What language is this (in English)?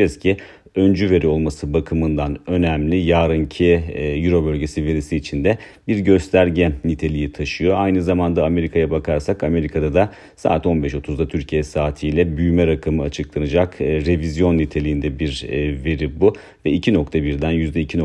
Turkish